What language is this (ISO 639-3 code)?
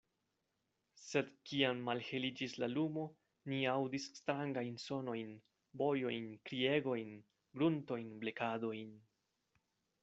epo